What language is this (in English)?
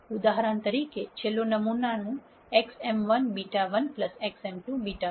Gujarati